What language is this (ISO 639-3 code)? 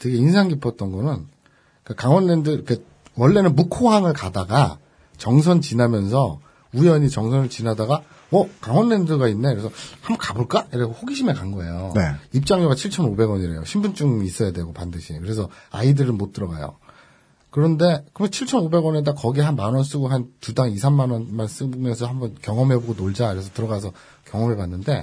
kor